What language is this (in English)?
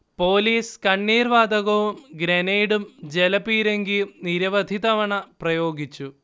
Malayalam